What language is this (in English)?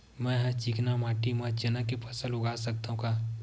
Chhattisgarhi